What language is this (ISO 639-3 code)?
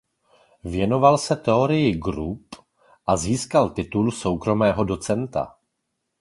ces